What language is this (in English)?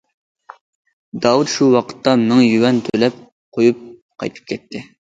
Uyghur